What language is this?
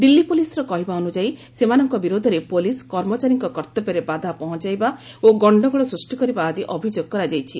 Odia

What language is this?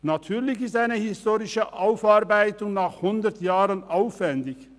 Swiss German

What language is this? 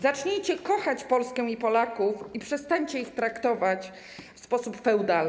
Polish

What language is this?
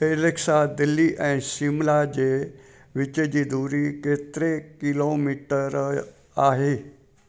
Sindhi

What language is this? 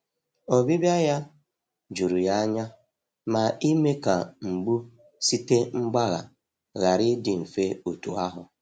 Igbo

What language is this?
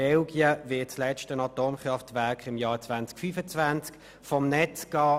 Swiss German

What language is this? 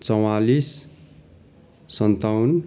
Nepali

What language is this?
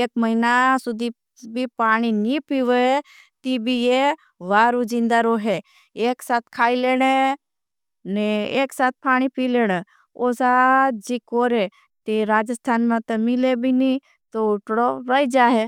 Bhili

